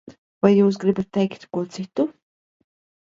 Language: Latvian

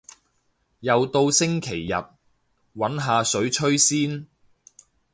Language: Cantonese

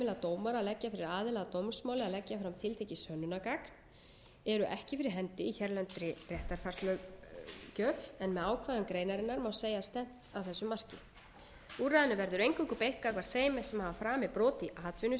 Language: Icelandic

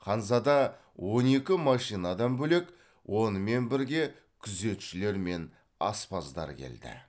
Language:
Kazakh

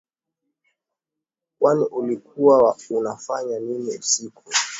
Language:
Swahili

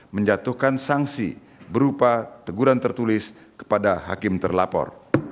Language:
Indonesian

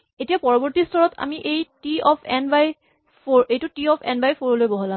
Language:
Assamese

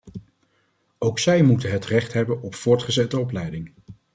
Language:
Dutch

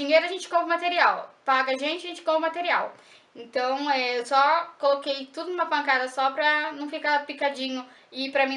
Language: Portuguese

